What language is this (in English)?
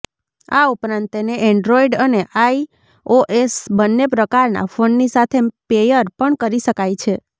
Gujarati